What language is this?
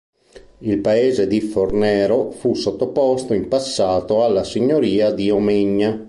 Italian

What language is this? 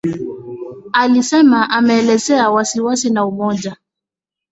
Swahili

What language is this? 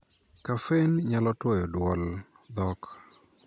Luo (Kenya and Tanzania)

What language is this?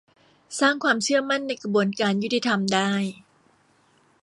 Thai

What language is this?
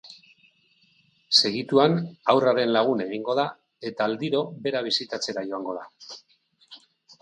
Basque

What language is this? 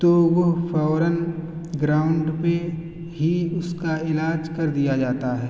Urdu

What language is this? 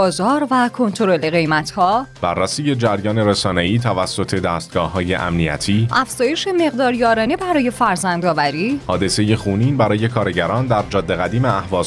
Persian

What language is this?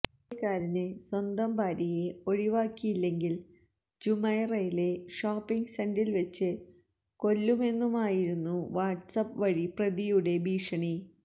Malayalam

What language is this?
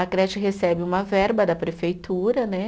Portuguese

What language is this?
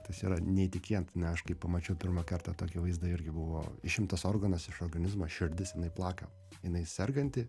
Lithuanian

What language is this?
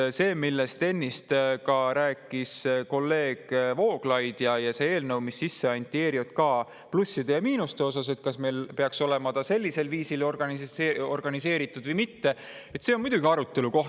Estonian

